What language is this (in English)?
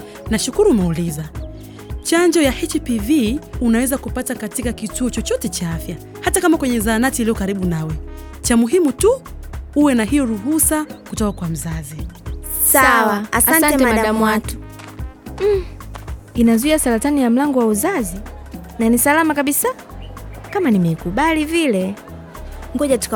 Swahili